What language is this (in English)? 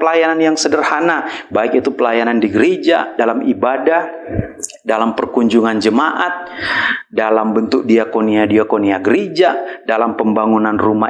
Indonesian